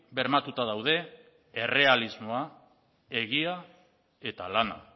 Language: Basque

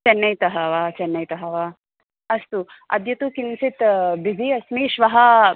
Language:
Sanskrit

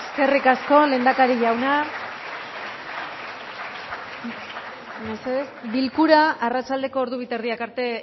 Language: Basque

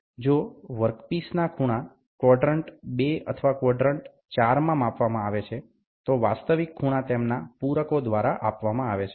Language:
Gujarati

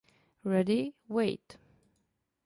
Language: Czech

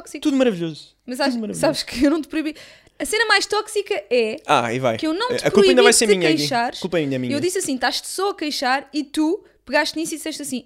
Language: Portuguese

